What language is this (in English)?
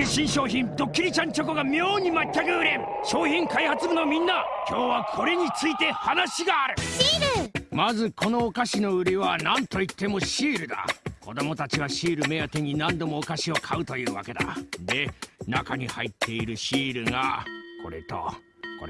Japanese